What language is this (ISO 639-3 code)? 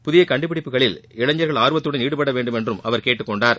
tam